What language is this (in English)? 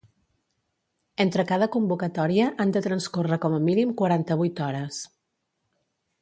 Catalan